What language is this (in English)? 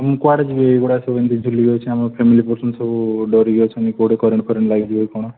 Odia